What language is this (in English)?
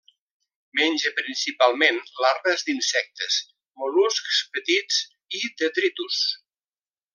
Catalan